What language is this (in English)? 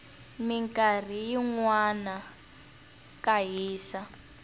Tsonga